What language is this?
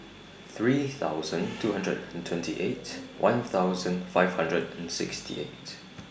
English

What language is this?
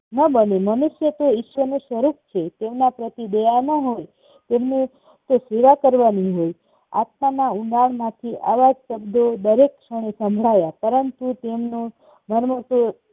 Gujarati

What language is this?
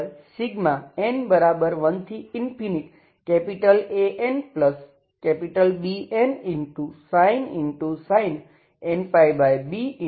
Gujarati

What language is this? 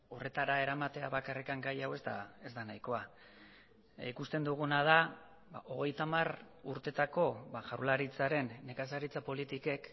Basque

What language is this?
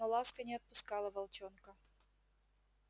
Russian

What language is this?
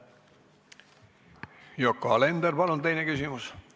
Estonian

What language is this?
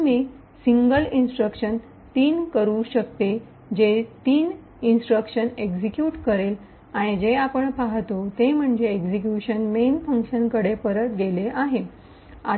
Marathi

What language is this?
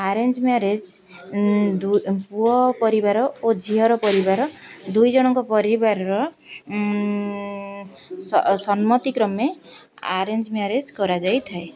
Odia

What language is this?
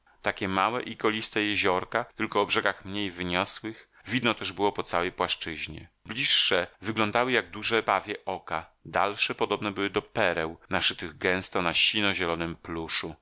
Polish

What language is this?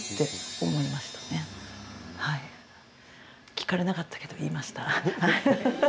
Japanese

